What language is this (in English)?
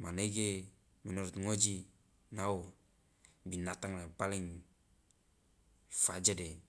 Loloda